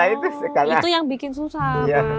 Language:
Indonesian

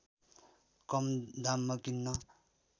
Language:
Nepali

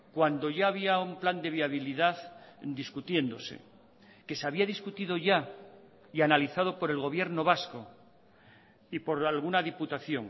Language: Spanish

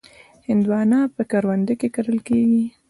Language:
Pashto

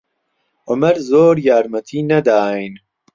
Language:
Central Kurdish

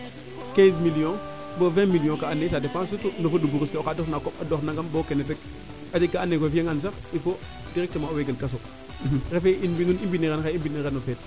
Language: Serer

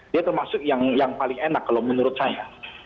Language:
Indonesian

